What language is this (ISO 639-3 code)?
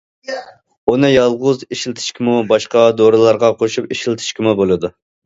uig